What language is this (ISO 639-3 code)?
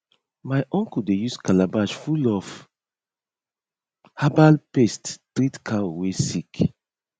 pcm